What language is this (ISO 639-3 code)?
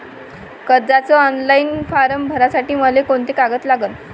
mar